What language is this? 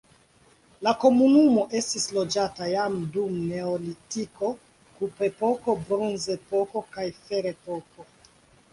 Esperanto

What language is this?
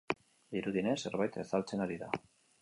Basque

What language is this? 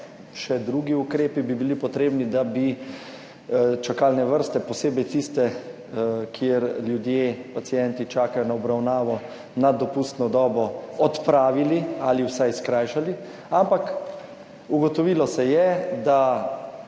Slovenian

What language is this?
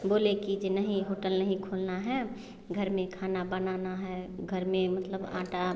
Hindi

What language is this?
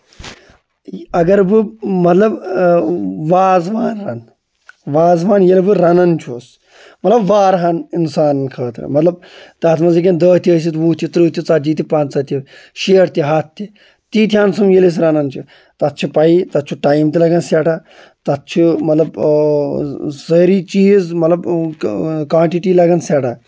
Kashmiri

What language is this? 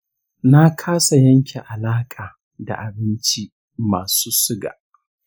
Hausa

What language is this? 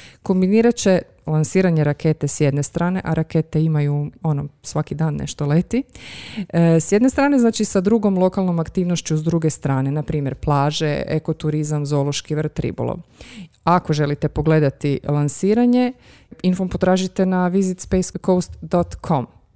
Croatian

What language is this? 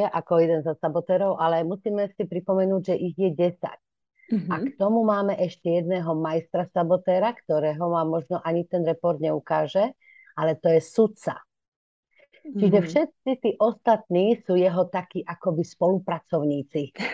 Slovak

